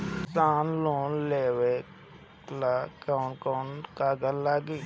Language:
Bhojpuri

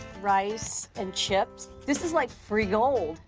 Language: English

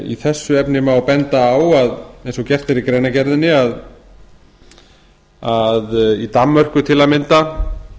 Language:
Icelandic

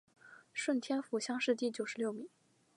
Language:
Chinese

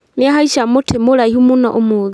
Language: Kikuyu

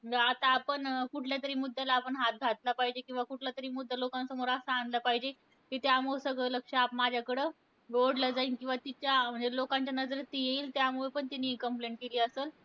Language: Marathi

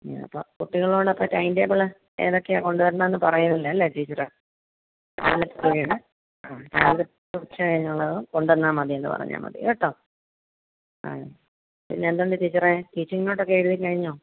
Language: Malayalam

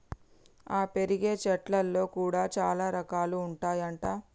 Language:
Telugu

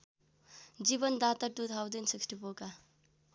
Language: Nepali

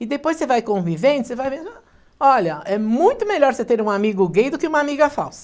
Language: Portuguese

